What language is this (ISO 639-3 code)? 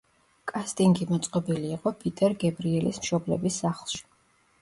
kat